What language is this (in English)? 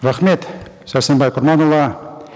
Kazakh